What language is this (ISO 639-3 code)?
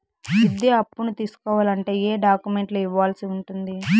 tel